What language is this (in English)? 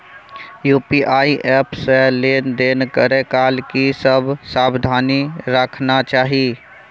Maithili